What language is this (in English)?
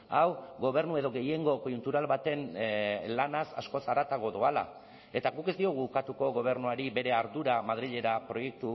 Basque